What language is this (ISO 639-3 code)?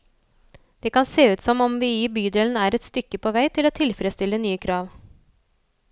nor